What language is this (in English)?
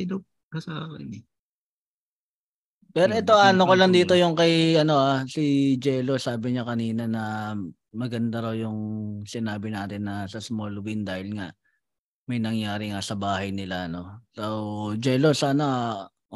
Filipino